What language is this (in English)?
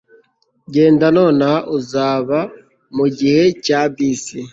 Kinyarwanda